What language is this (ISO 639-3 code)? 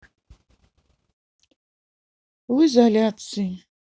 rus